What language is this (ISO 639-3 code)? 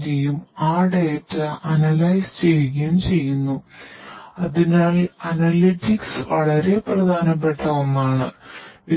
mal